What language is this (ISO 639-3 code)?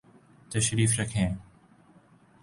urd